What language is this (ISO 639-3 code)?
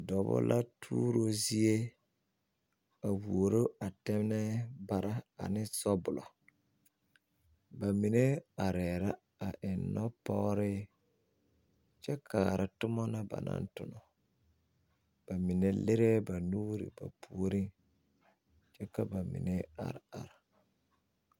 dga